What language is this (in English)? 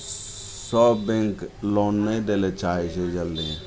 Maithili